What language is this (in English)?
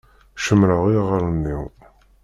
Kabyle